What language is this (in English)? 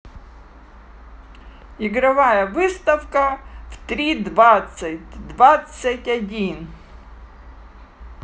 Russian